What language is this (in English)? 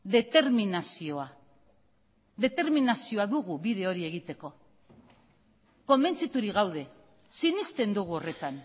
Basque